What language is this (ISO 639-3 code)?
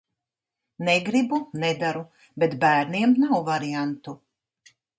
lav